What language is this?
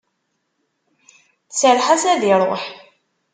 Kabyle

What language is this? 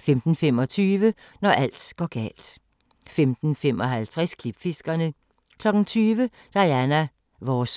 Danish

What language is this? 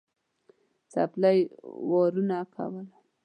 Pashto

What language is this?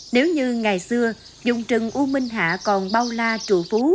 Vietnamese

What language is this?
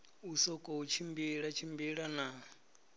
Venda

